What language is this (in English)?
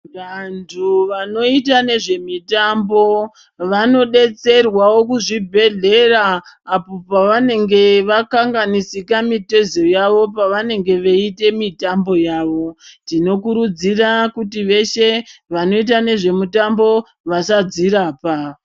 Ndau